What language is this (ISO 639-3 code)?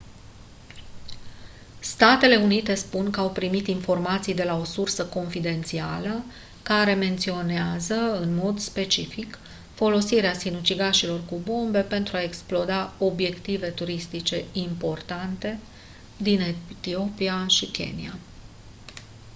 ron